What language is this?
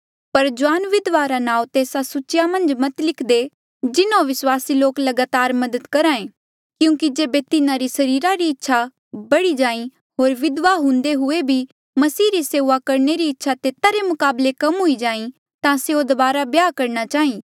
Mandeali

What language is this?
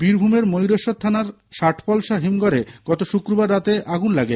Bangla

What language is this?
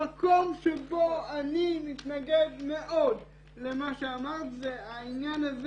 Hebrew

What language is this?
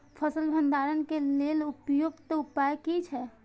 Maithili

